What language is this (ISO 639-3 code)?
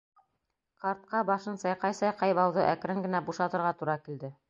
bak